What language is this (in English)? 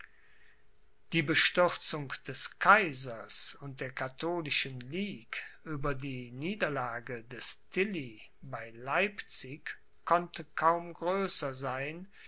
German